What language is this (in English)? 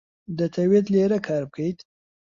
Central Kurdish